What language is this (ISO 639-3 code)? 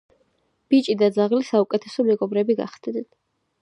kat